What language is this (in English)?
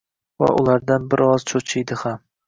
Uzbek